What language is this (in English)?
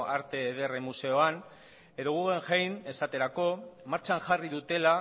Basque